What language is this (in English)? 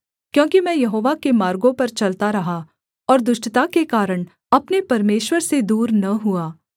Hindi